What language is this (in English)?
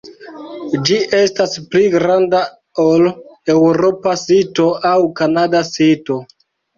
Esperanto